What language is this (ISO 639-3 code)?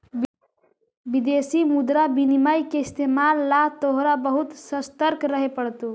mag